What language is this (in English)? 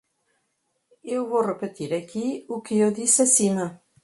Portuguese